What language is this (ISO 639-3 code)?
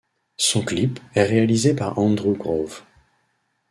fra